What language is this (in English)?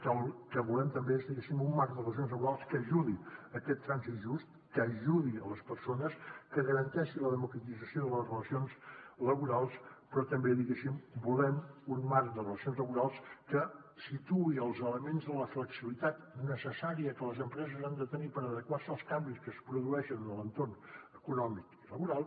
Catalan